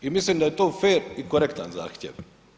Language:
Croatian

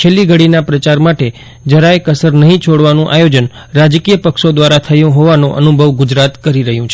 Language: Gujarati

